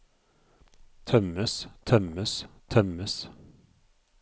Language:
Norwegian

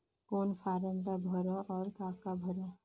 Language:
Chhattisgarhi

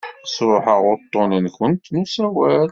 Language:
Kabyle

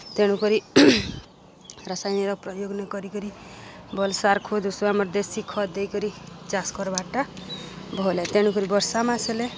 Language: Odia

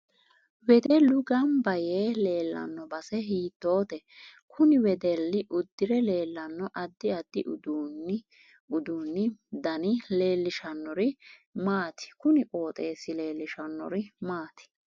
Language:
Sidamo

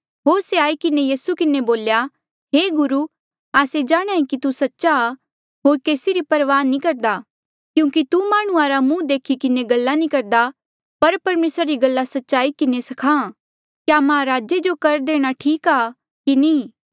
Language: Mandeali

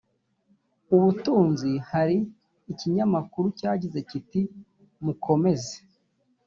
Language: Kinyarwanda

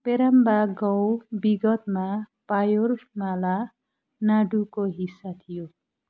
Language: Nepali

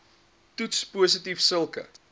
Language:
Afrikaans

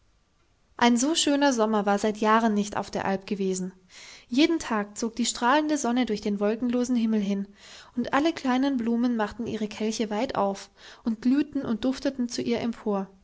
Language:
German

